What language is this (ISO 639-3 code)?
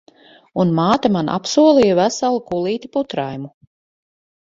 lav